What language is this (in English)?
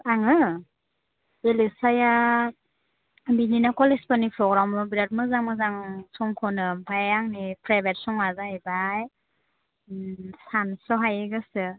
Bodo